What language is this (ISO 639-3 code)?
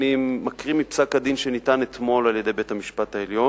heb